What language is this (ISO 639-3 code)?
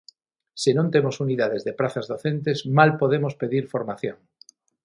glg